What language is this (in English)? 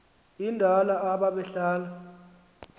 Xhosa